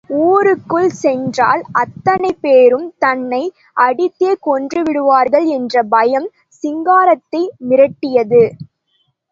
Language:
Tamil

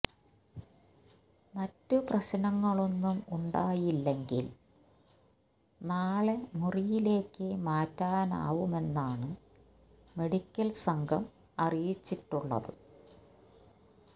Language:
Malayalam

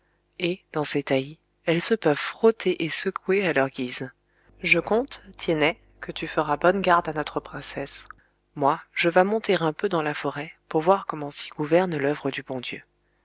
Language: French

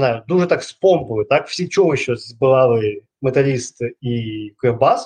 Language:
Ukrainian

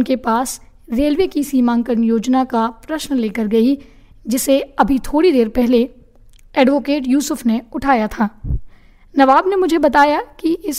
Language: Hindi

